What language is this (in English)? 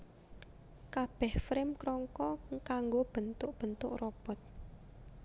Javanese